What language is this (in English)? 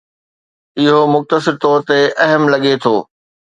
Sindhi